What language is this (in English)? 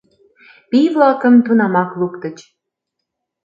Mari